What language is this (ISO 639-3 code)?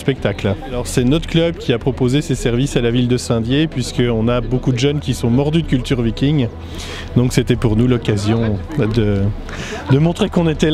fra